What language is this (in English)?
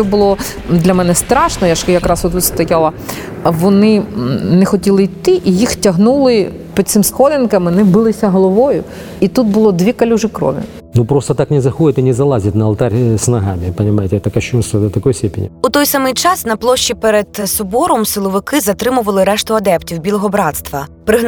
Ukrainian